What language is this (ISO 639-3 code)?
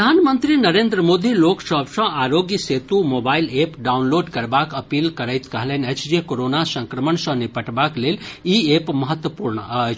mai